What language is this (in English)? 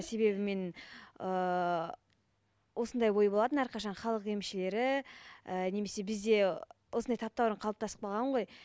Kazakh